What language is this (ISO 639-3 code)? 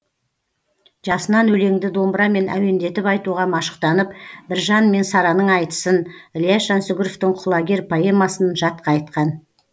kaz